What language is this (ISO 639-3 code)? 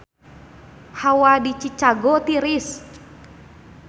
sun